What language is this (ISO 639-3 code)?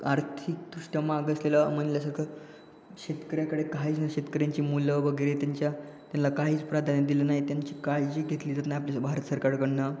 mar